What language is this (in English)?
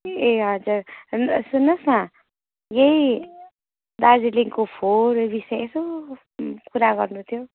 Nepali